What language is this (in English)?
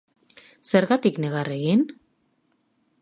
Basque